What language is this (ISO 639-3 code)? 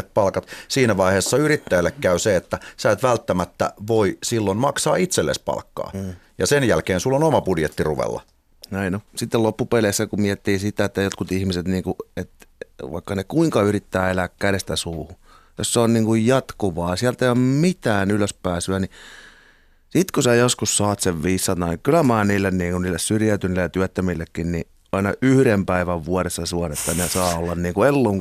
fin